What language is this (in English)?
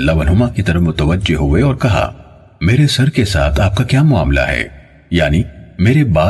Urdu